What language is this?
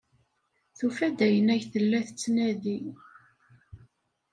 Kabyle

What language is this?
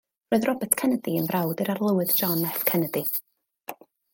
Welsh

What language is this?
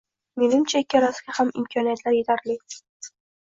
Uzbek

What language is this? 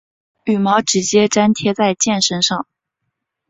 Chinese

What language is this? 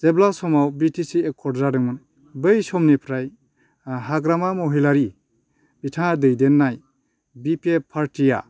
Bodo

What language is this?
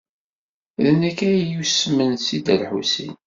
Kabyle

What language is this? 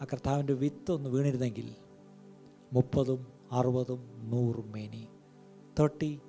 Malayalam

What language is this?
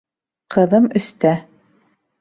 Bashkir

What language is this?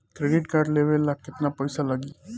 Bhojpuri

